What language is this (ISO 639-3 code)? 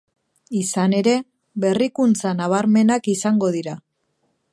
eus